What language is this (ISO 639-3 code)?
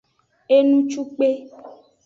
ajg